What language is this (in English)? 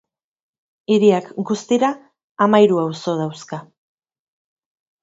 Basque